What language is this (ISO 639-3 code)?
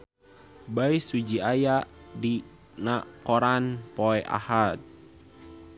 sun